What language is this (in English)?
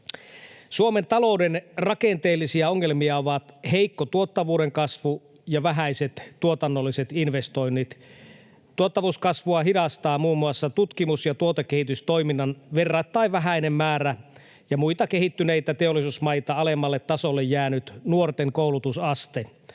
Finnish